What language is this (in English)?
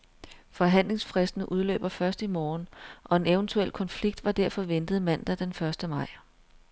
Danish